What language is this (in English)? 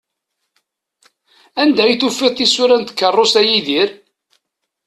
Kabyle